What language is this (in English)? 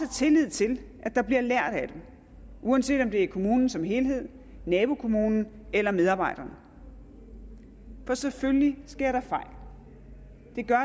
Danish